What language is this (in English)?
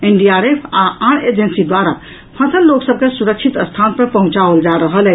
Maithili